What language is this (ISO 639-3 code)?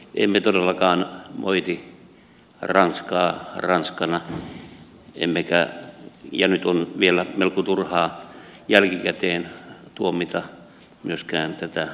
fin